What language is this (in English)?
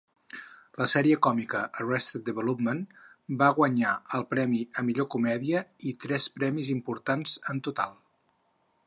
Catalan